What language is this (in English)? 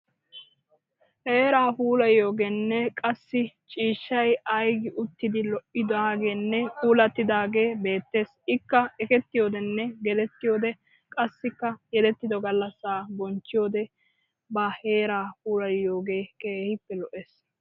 Wolaytta